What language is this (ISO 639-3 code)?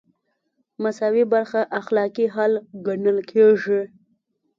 pus